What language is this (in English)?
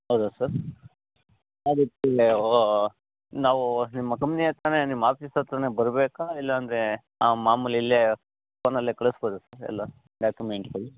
Kannada